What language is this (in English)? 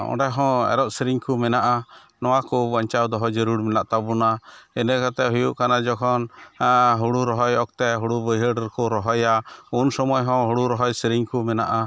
Santali